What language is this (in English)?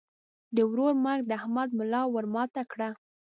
Pashto